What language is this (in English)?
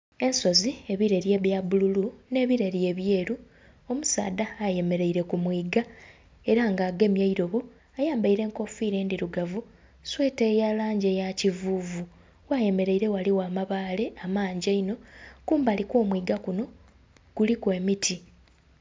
Soga